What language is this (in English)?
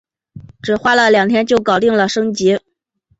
Chinese